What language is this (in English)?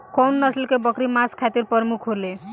Bhojpuri